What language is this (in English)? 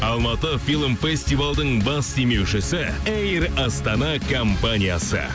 Kazakh